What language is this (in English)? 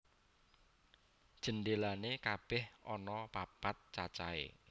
Javanese